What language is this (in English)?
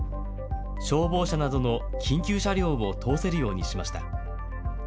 Japanese